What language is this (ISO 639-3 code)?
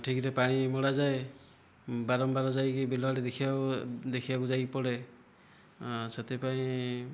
ori